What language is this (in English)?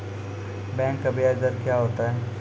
Maithili